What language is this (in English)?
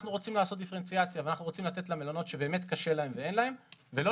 Hebrew